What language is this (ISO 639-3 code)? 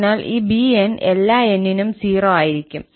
mal